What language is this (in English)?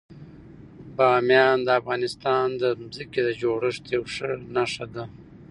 Pashto